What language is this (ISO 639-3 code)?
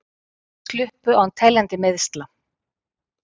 isl